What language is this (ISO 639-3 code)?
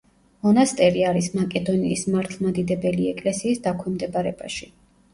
kat